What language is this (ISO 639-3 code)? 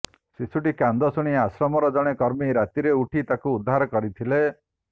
ori